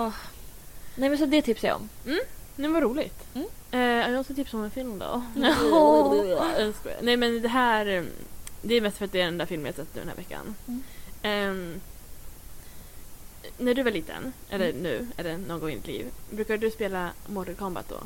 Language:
Swedish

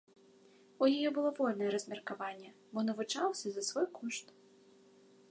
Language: Belarusian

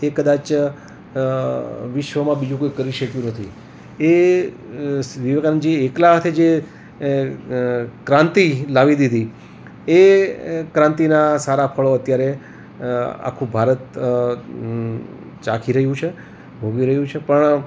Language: Gujarati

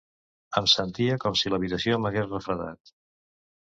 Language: Catalan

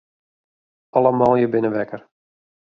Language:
Western Frisian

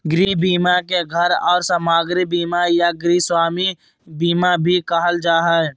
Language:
Magahi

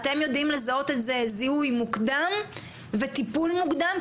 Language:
Hebrew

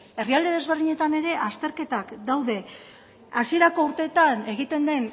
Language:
Basque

